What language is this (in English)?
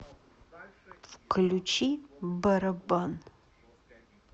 Russian